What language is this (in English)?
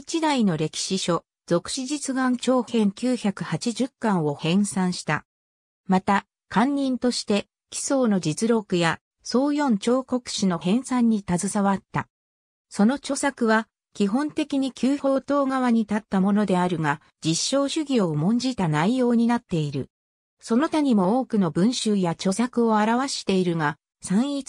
Japanese